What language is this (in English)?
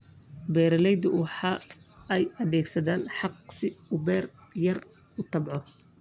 Somali